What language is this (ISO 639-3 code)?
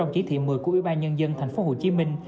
vie